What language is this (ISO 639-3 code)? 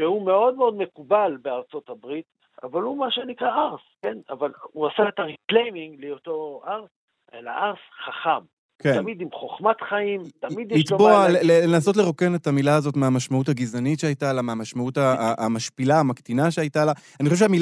heb